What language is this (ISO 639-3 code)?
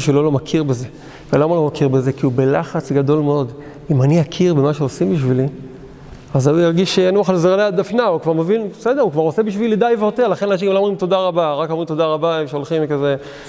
heb